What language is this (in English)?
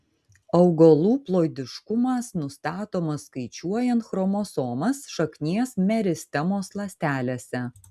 Lithuanian